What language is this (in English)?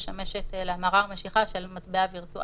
Hebrew